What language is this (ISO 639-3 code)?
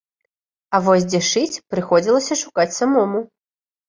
bel